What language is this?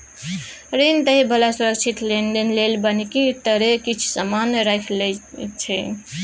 Maithili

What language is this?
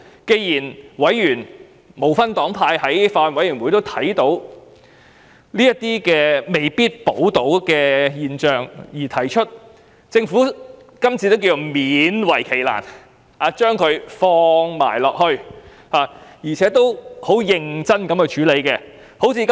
Cantonese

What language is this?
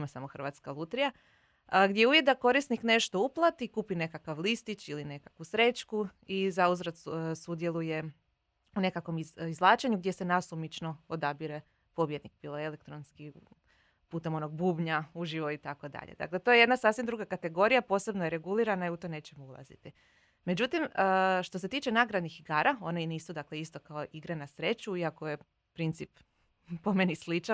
Croatian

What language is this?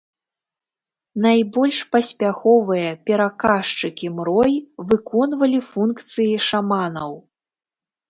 Belarusian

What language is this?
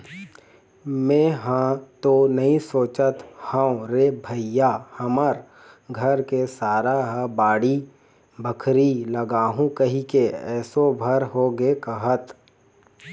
Chhattisgarhi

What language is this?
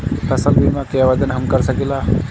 Bhojpuri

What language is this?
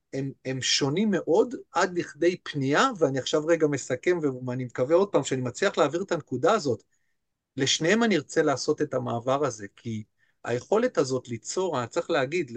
Hebrew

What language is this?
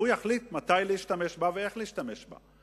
Hebrew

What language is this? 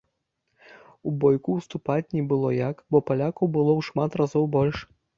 Belarusian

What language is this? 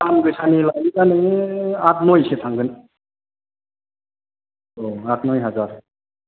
Bodo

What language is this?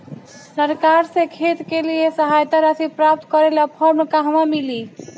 Bhojpuri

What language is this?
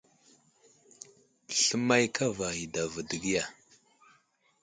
Wuzlam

